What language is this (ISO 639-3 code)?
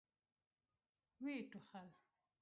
pus